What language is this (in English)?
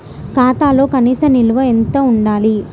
Telugu